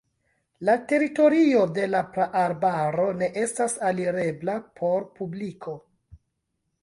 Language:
Esperanto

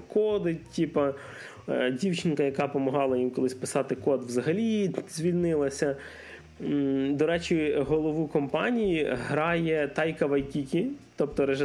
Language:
Ukrainian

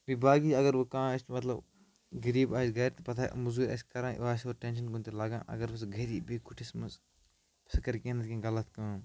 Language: Kashmiri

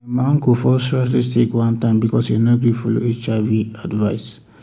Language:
Nigerian Pidgin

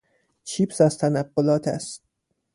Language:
Persian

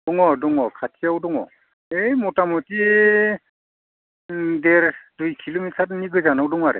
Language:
Bodo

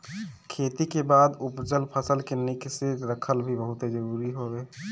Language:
Bhojpuri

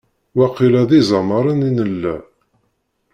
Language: Kabyle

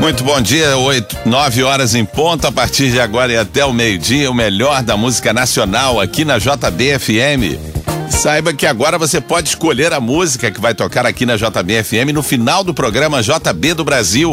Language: Portuguese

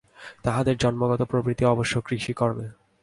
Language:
Bangla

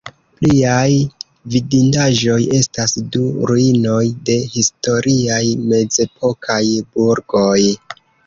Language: Esperanto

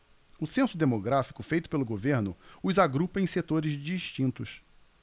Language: Portuguese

